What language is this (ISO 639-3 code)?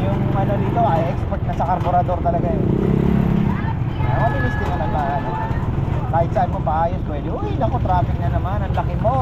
fil